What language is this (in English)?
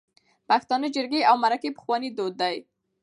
Pashto